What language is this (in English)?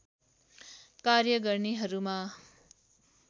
Nepali